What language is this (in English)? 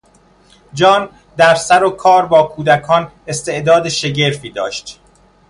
Persian